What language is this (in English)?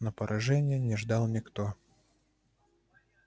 Russian